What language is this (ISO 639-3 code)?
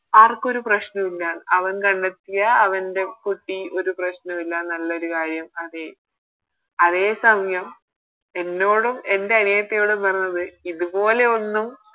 mal